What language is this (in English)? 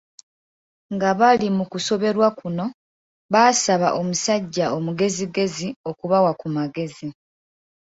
Ganda